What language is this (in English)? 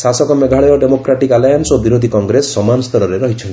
Odia